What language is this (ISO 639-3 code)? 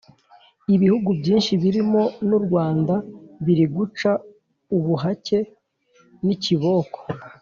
kin